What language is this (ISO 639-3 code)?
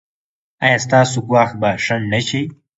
pus